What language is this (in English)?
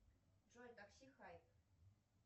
Russian